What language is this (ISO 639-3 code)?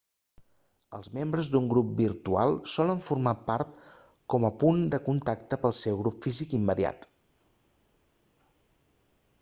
cat